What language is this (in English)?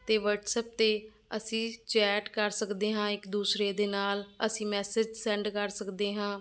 Punjabi